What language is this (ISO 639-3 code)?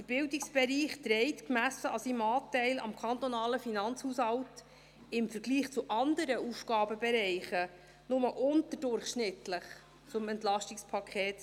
gsw